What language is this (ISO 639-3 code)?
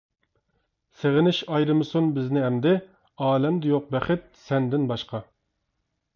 uig